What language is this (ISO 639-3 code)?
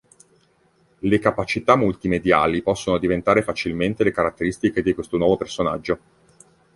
ita